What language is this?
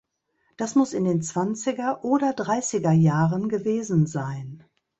German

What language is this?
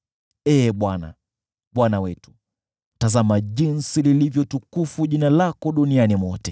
Swahili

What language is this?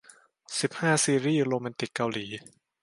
Thai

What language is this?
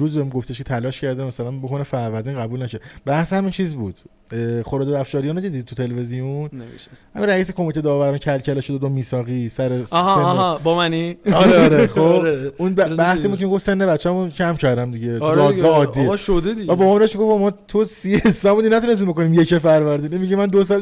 Persian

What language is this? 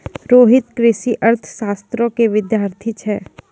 Maithili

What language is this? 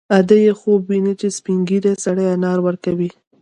Pashto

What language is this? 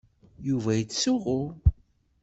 Kabyle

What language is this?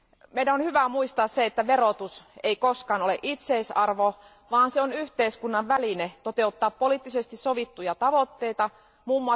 Finnish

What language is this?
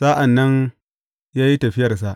Hausa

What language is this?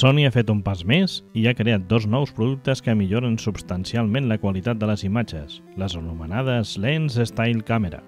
Spanish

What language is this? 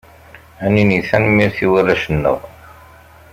Kabyle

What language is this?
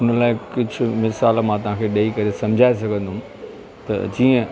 Sindhi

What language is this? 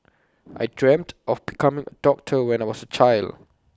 English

